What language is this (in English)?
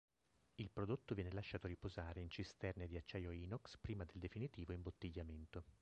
Italian